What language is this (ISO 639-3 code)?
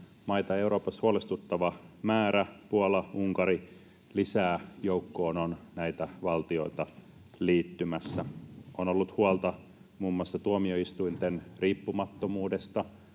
fin